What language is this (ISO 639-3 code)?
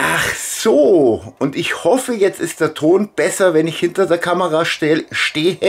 deu